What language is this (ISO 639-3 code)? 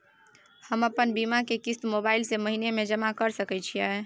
mai